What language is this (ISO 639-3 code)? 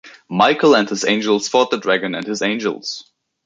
eng